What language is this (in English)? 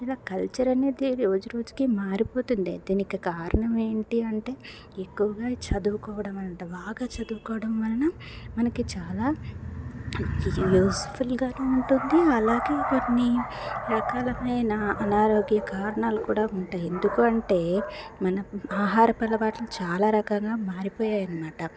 Telugu